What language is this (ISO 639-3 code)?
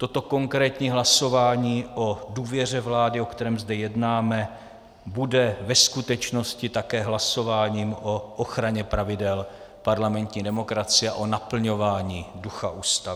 ces